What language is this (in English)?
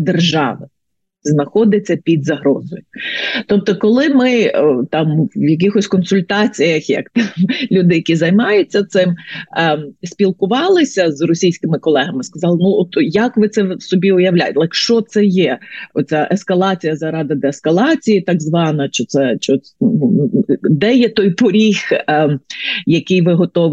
Ukrainian